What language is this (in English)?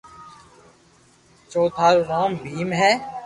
Loarki